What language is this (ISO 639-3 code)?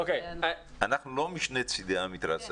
heb